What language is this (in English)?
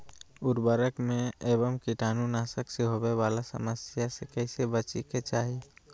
Magahi